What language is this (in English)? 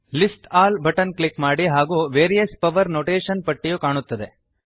Kannada